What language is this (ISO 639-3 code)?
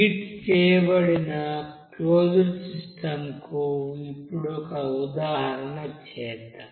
tel